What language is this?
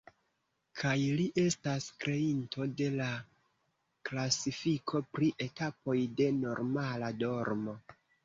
Esperanto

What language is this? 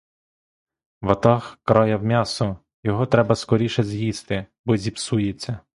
Ukrainian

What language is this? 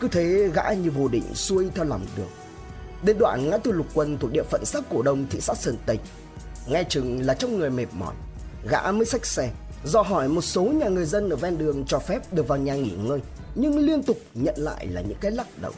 Vietnamese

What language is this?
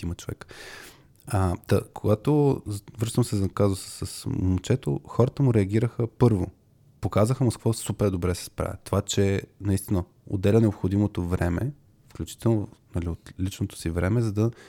Bulgarian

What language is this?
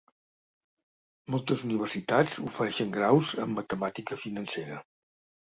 Catalan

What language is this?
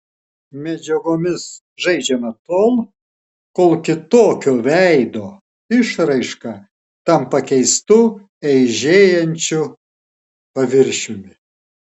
Lithuanian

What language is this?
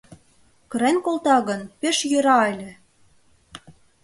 Mari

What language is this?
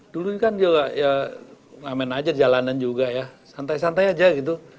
Indonesian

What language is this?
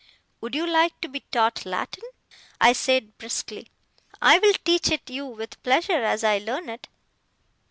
English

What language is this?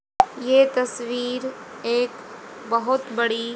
Hindi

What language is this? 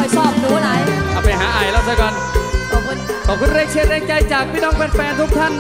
Thai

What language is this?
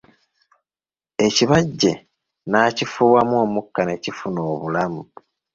Ganda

